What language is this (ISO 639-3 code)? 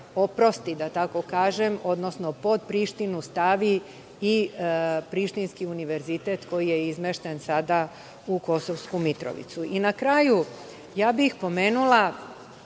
srp